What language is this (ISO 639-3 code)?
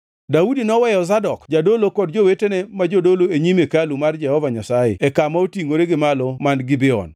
luo